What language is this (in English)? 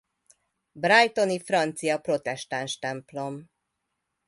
Hungarian